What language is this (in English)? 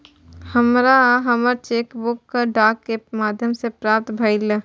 Maithili